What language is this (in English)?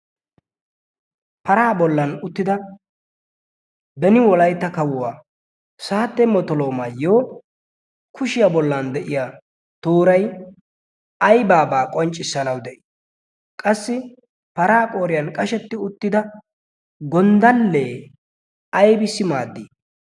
Wolaytta